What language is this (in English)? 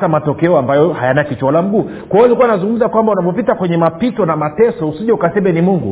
Swahili